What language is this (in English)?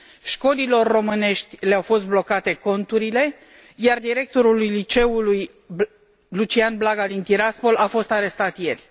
Romanian